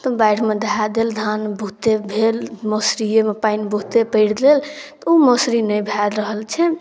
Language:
Maithili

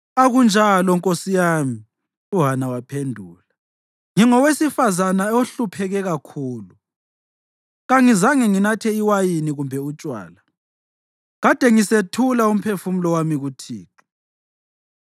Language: North Ndebele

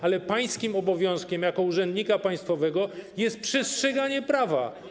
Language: Polish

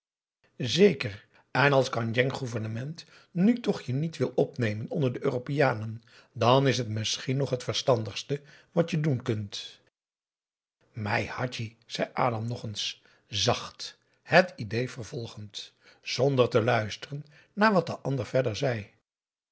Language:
Dutch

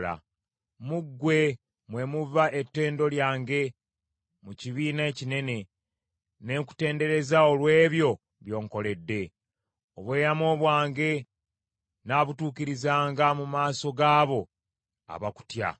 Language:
Ganda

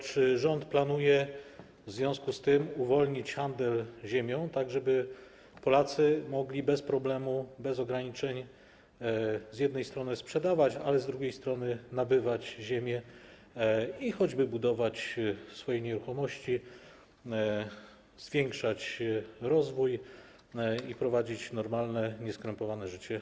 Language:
Polish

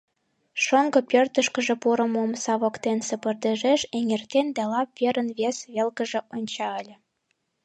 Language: Mari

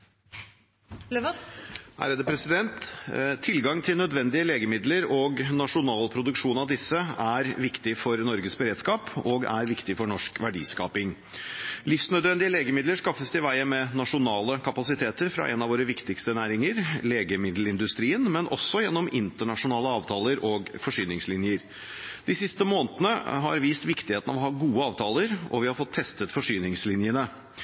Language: Norwegian Bokmål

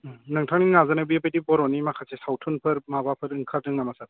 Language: Bodo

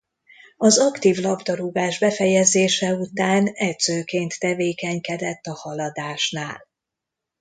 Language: Hungarian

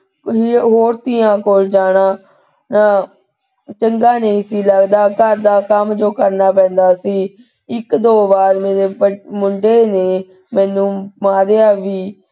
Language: Punjabi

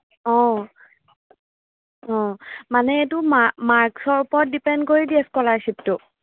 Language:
Assamese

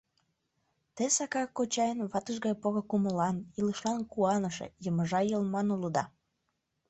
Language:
Mari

